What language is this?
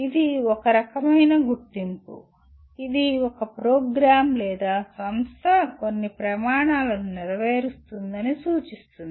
Telugu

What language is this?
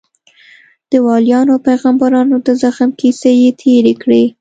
Pashto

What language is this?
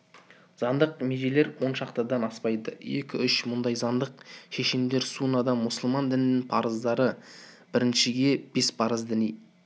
Kazakh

